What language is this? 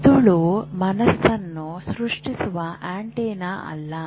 Kannada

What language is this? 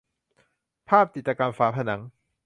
Thai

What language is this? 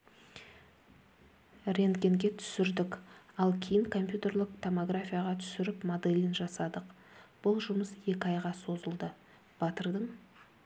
Kazakh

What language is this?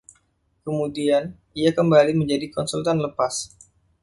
Indonesian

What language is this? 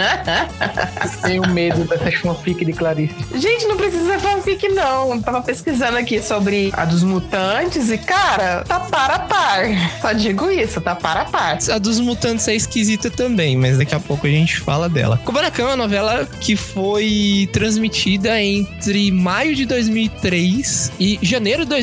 Portuguese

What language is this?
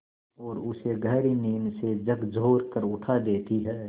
Hindi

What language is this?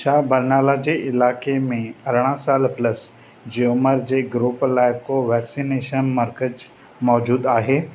Sindhi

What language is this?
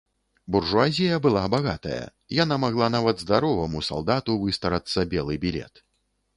Belarusian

